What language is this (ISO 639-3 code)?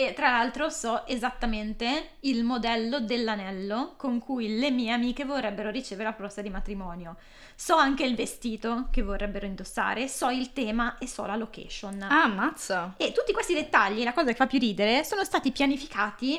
ita